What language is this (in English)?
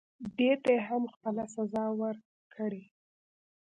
Pashto